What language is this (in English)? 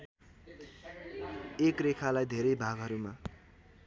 Nepali